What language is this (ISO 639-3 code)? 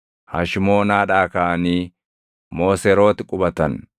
orm